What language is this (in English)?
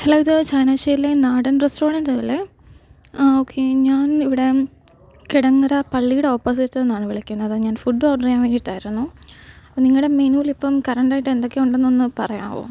Malayalam